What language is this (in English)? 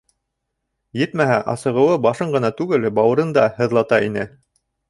Bashkir